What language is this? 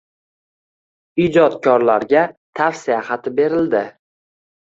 Uzbek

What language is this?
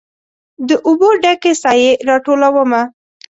Pashto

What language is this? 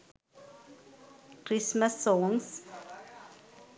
Sinhala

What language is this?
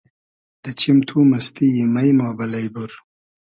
Hazaragi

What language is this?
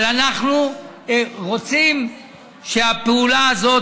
Hebrew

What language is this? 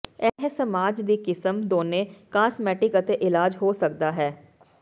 Punjabi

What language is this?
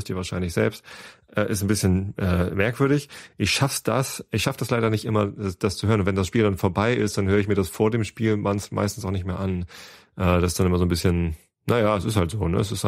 German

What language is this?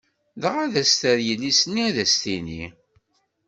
Kabyle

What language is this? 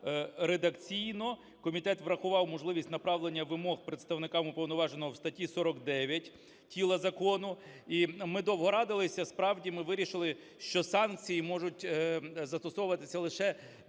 Ukrainian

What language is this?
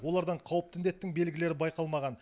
Kazakh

